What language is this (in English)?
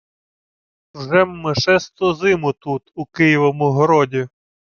Ukrainian